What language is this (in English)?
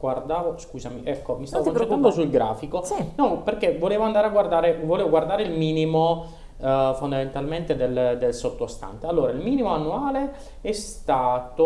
Italian